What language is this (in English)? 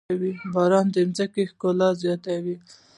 Pashto